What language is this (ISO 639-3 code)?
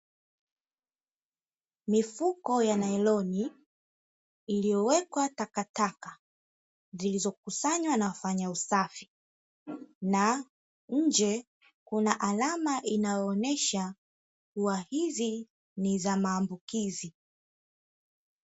swa